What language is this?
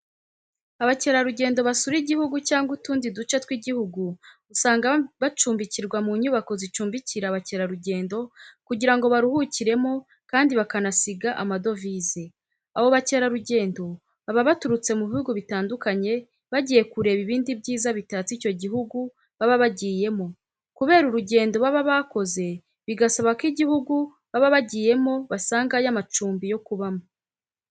Kinyarwanda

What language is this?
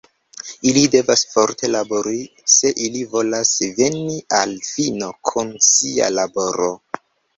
Esperanto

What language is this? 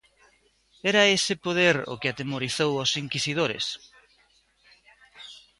Galician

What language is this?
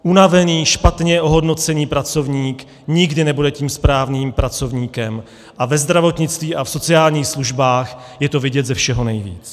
Czech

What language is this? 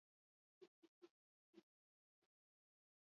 Basque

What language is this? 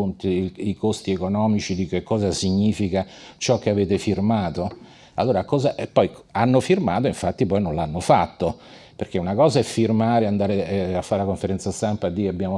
Italian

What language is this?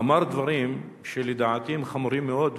Hebrew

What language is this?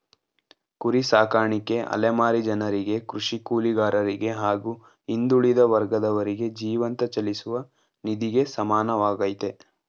Kannada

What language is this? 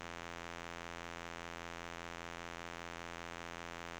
Norwegian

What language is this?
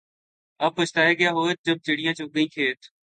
Urdu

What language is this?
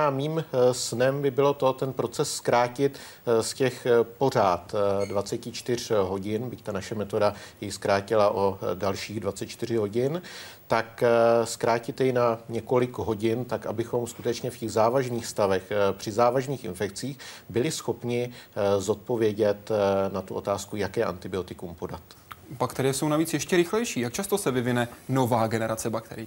Czech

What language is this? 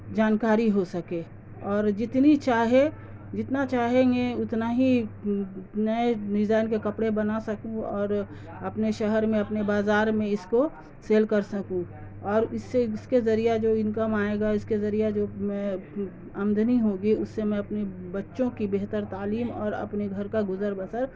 Urdu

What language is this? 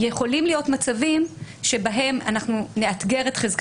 Hebrew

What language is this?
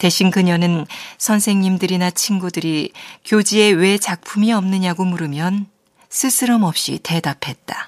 Korean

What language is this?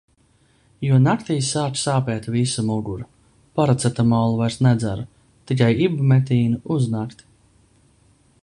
Latvian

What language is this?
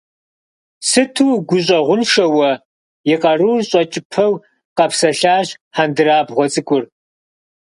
Kabardian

